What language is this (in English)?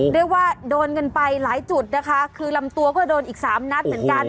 Thai